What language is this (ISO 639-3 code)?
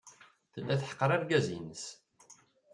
kab